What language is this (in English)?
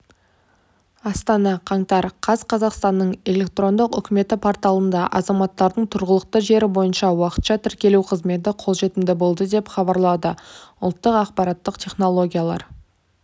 Kazakh